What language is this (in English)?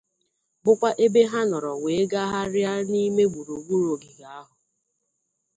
Igbo